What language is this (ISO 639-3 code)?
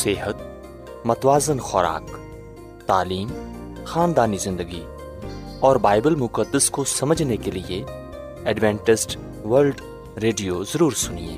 urd